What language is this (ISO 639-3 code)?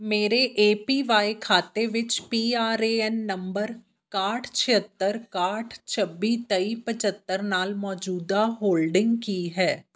pan